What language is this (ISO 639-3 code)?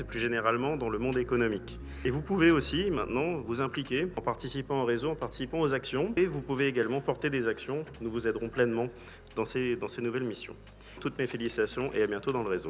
fra